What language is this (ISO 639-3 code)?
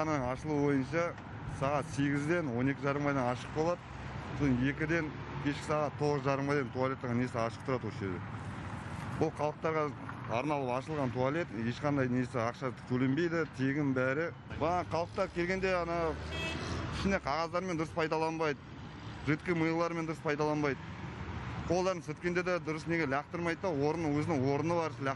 tur